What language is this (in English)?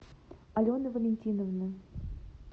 Russian